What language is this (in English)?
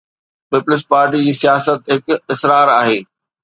Sindhi